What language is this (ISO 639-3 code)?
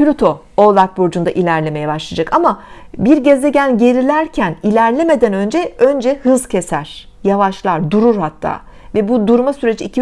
tur